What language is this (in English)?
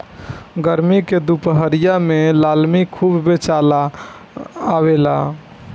Bhojpuri